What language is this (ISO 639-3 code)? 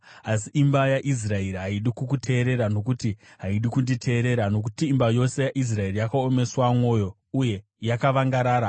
sna